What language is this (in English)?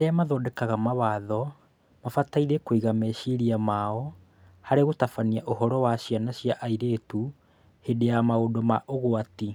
Kikuyu